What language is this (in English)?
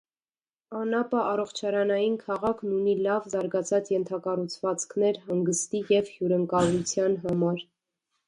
Armenian